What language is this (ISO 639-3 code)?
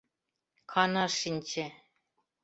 chm